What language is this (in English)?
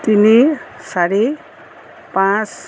Assamese